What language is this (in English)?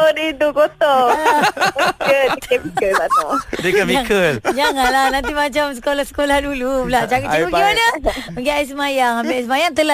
Malay